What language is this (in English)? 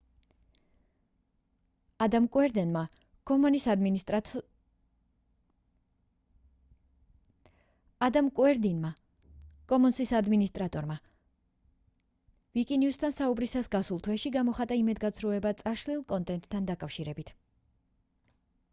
Georgian